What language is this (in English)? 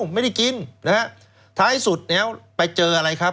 Thai